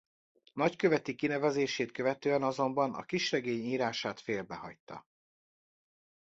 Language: Hungarian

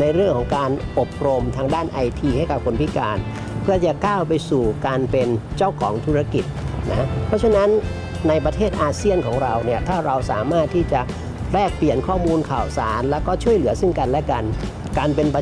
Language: Thai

